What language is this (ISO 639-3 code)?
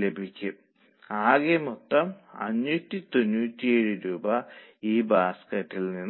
mal